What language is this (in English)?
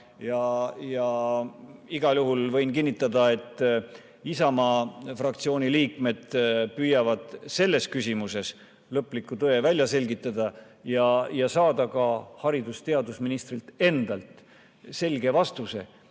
Estonian